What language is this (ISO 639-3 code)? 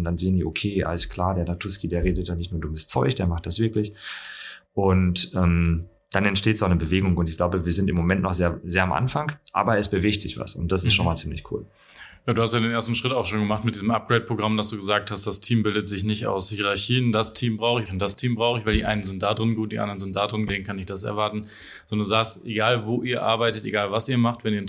deu